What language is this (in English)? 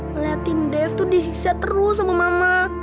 Indonesian